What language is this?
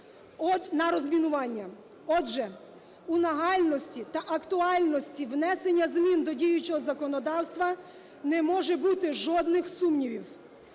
Ukrainian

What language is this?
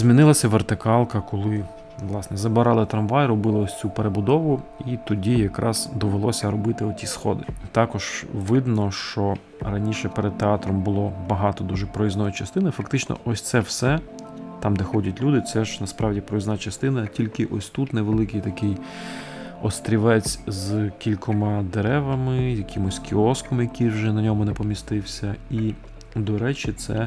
Ukrainian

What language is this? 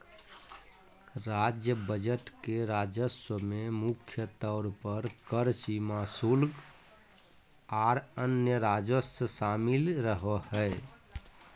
Magahi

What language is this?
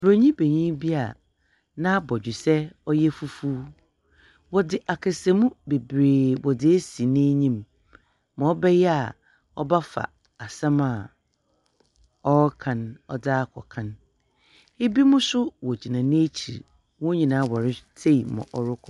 Akan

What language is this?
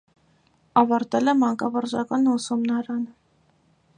Armenian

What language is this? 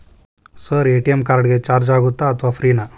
Kannada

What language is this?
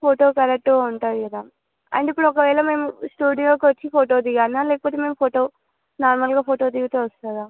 Telugu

